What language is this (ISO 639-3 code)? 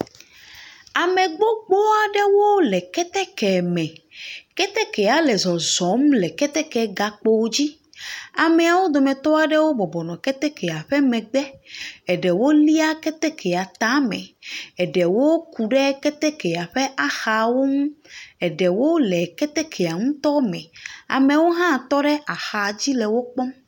ewe